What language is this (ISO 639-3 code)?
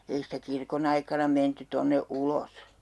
fin